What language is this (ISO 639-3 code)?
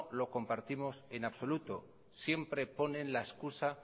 spa